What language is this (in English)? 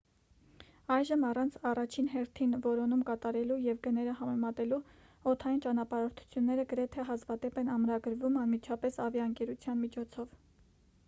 Armenian